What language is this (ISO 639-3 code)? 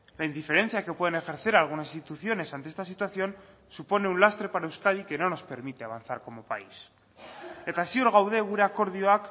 spa